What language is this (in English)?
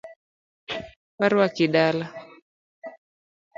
Luo (Kenya and Tanzania)